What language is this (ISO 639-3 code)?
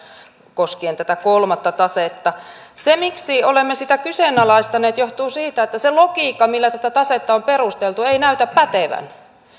fin